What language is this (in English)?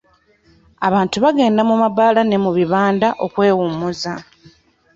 Ganda